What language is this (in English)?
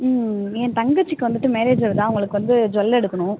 Tamil